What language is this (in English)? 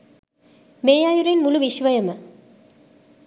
Sinhala